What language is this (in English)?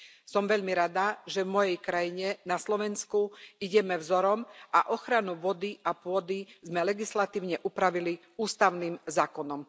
Slovak